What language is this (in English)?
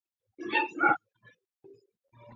Georgian